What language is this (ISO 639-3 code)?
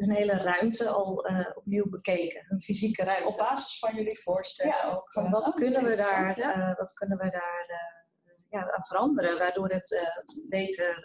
nld